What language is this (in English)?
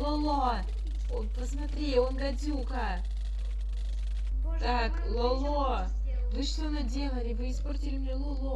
Russian